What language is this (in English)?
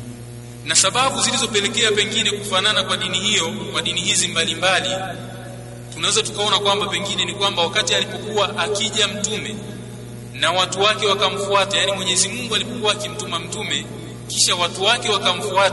Swahili